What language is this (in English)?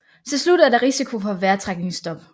Danish